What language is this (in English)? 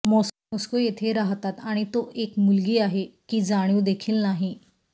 Marathi